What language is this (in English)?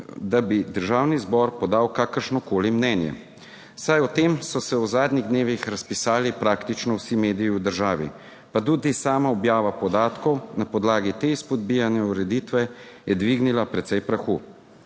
Slovenian